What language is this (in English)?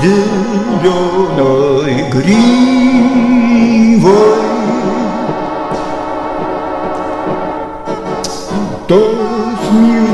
Romanian